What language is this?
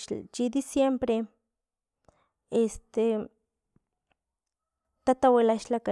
Filomena Mata-Coahuitlán Totonac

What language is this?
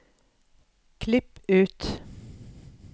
Norwegian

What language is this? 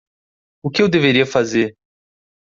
Portuguese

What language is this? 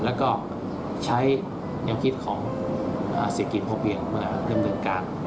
Thai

